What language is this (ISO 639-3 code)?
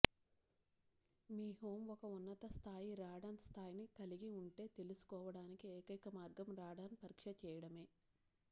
tel